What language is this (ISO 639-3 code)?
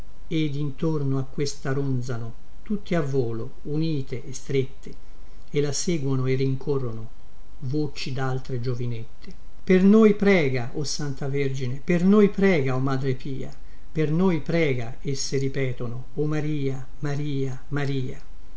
ita